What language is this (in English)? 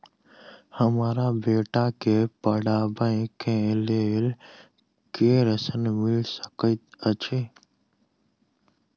Maithili